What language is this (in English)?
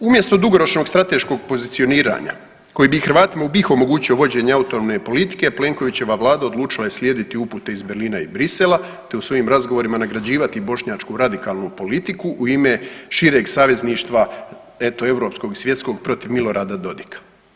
Croatian